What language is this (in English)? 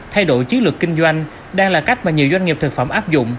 Vietnamese